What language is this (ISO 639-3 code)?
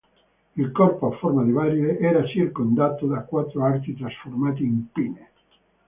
ita